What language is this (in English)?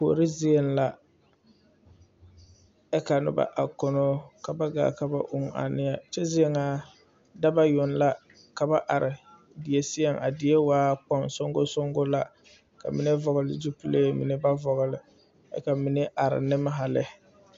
Southern Dagaare